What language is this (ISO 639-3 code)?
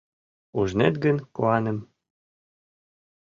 chm